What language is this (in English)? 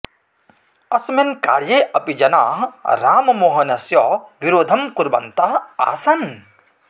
Sanskrit